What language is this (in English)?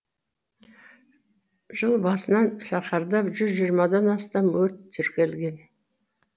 Kazakh